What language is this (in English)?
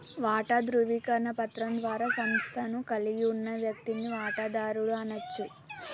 Telugu